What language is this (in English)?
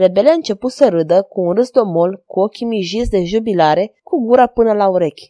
Romanian